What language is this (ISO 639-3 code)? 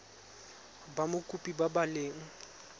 tsn